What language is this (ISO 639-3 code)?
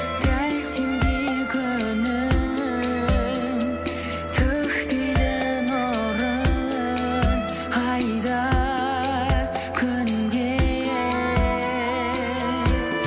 kaz